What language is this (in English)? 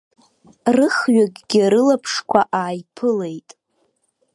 Abkhazian